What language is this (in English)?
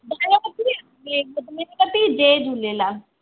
Sindhi